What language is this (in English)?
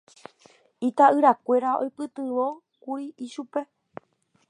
Guarani